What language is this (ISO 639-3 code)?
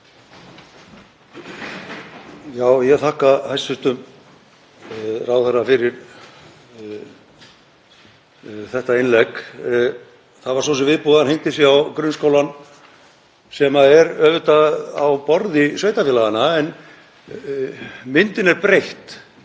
isl